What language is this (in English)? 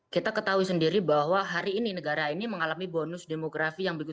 Indonesian